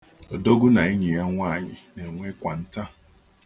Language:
Igbo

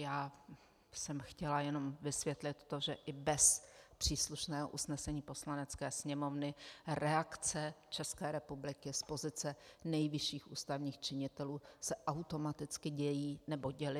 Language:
Czech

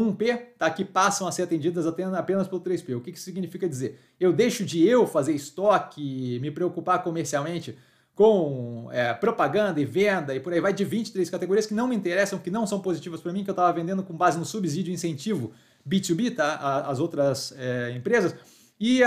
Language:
Portuguese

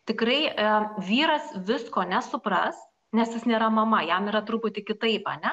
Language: Lithuanian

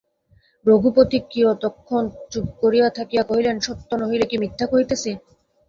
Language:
Bangla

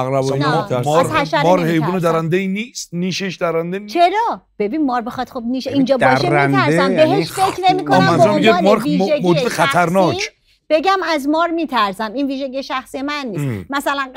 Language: Persian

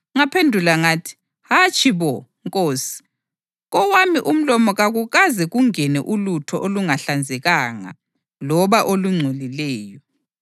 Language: North Ndebele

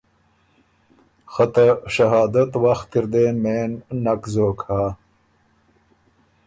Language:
Ormuri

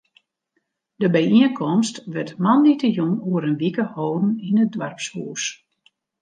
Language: Western Frisian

